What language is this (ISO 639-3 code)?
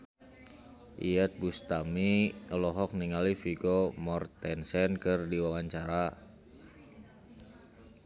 sun